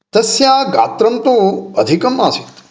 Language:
Sanskrit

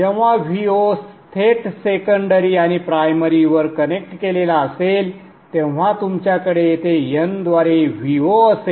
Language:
Marathi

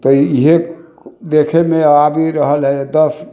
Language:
Maithili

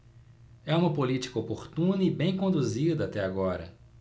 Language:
Portuguese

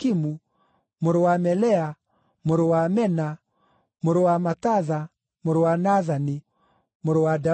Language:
Kikuyu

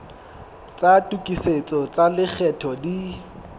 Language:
Southern Sotho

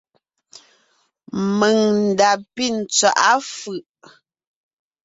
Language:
Ngiemboon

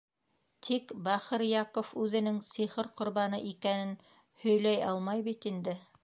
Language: Bashkir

